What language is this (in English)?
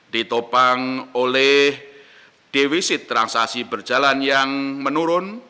Indonesian